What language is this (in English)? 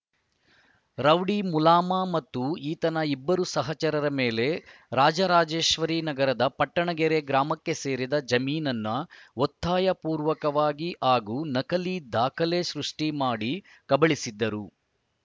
Kannada